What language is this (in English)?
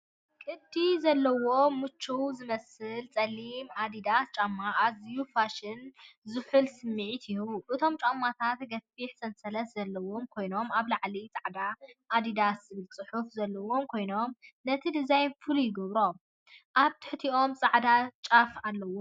Tigrinya